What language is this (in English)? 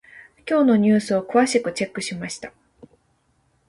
Japanese